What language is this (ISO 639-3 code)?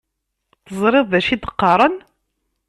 kab